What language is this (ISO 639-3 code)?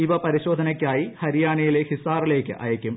mal